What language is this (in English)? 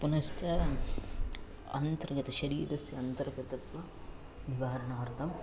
Sanskrit